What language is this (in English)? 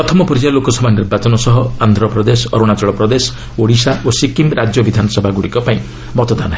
Odia